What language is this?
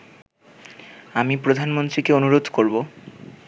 Bangla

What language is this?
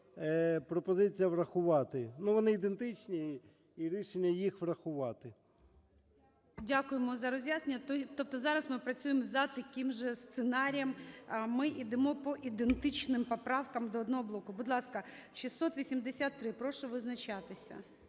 Ukrainian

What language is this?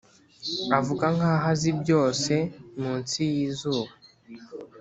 Kinyarwanda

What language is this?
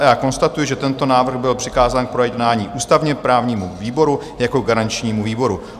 Czech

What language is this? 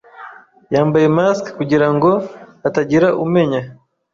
Kinyarwanda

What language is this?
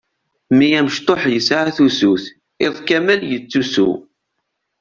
Kabyle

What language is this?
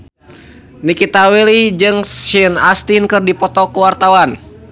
Sundanese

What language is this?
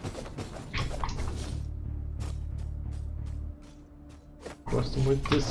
Portuguese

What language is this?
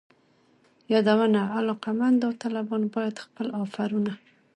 Pashto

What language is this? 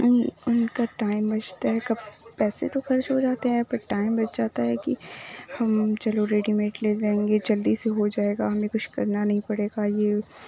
Urdu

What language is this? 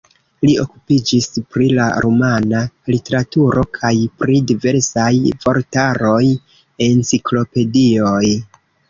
Esperanto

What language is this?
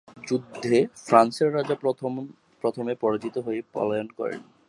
Bangla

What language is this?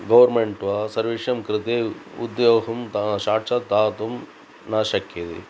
Sanskrit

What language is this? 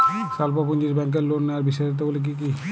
Bangla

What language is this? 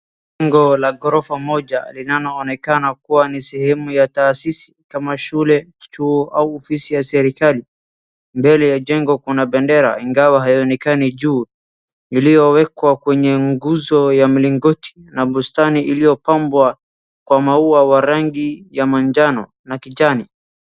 Swahili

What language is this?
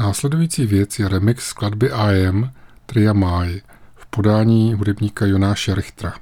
Czech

